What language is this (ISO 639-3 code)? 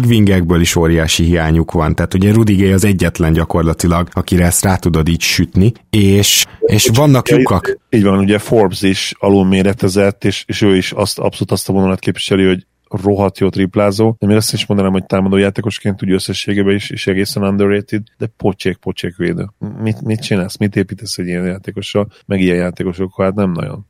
hun